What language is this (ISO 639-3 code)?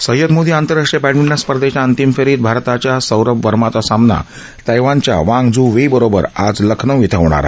mar